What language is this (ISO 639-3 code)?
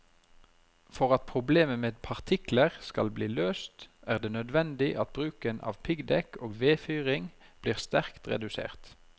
nor